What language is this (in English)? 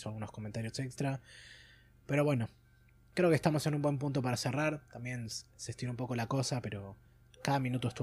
Spanish